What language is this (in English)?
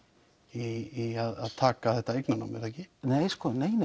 Icelandic